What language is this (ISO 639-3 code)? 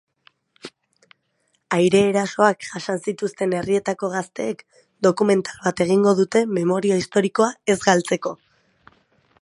eus